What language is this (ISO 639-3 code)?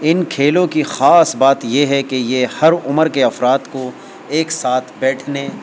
urd